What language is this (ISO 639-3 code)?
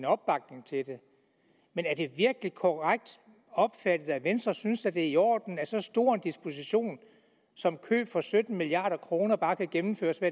dan